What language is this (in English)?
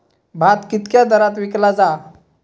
Marathi